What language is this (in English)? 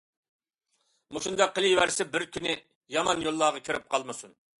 Uyghur